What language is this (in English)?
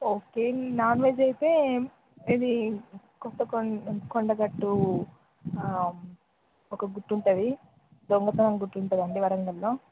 Telugu